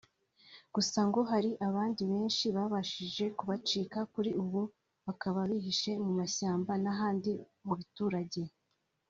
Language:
Kinyarwanda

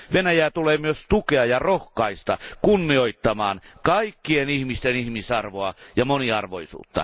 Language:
Finnish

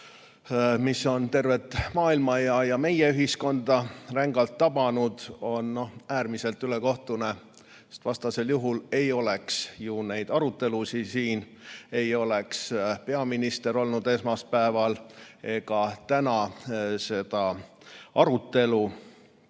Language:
Estonian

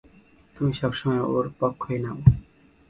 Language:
Bangla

